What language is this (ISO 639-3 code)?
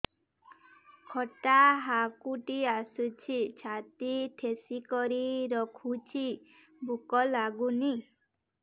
ori